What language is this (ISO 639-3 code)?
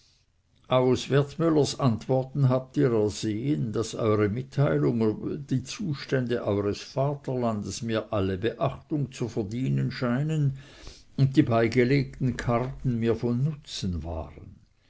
deu